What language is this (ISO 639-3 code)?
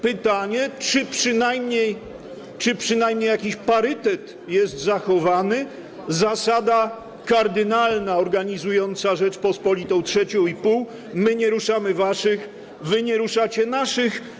pol